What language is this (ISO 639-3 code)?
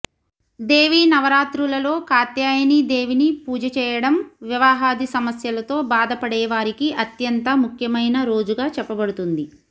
tel